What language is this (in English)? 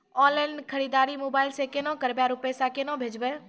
Maithili